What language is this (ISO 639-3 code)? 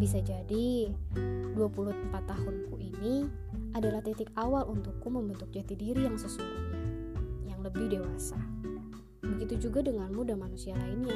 ind